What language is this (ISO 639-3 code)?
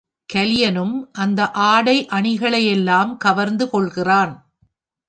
tam